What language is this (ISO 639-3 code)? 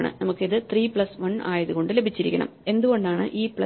mal